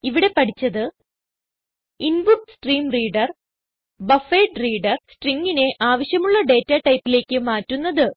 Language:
Malayalam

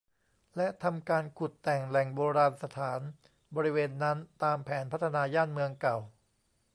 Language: Thai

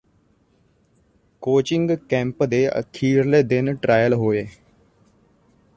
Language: Punjabi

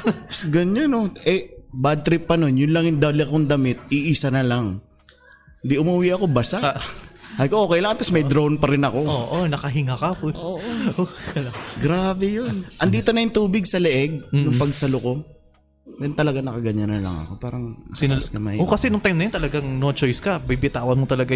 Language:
Filipino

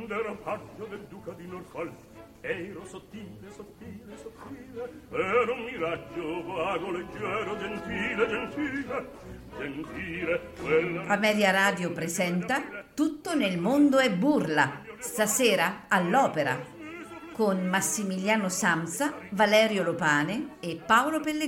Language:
Italian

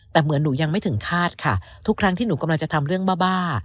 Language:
Thai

